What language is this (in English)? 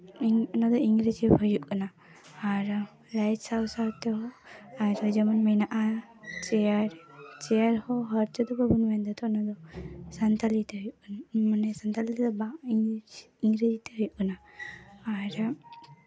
Santali